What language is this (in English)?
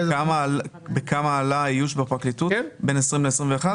Hebrew